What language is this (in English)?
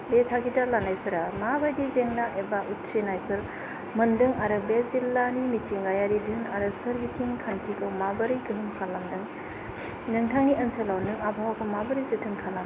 Bodo